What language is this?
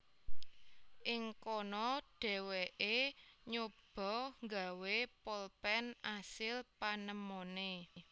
Javanese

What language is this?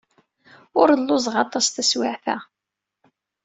Kabyle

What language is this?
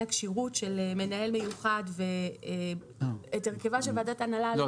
Hebrew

